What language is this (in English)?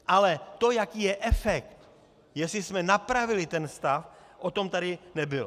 Czech